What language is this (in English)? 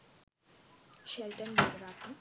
Sinhala